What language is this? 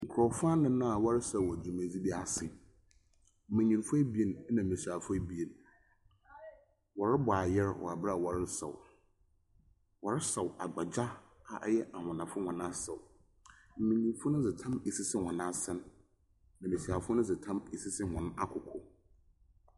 Akan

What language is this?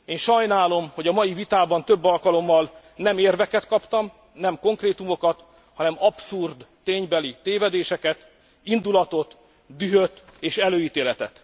Hungarian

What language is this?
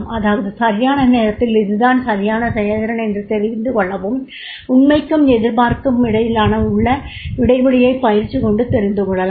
Tamil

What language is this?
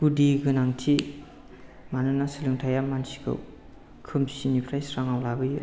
Bodo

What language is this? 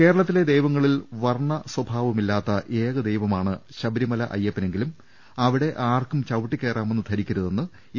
Malayalam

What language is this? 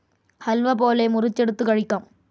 Malayalam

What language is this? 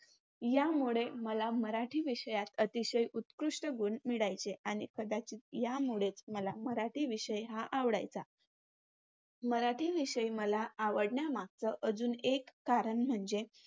Marathi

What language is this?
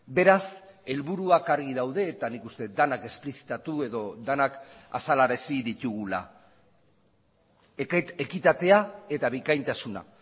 Basque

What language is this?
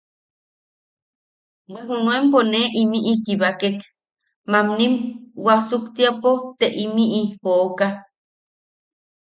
Yaqui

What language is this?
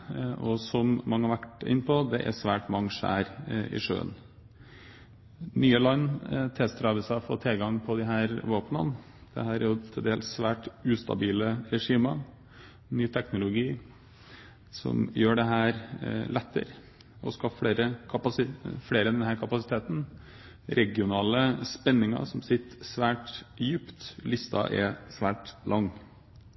Norwegian Bokmål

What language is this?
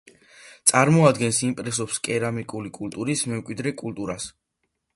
Georgian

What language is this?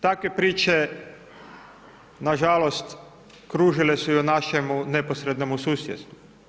Croatian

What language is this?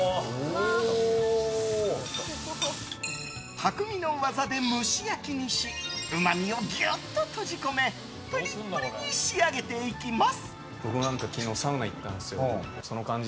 Japanese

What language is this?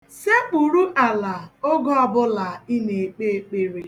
Igbo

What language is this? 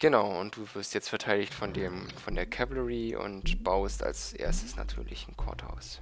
German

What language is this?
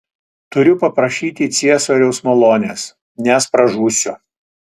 Lithuanian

